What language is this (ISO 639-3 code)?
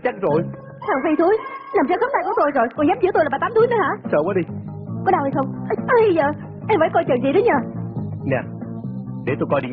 vie